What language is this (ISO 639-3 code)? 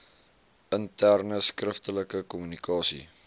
afr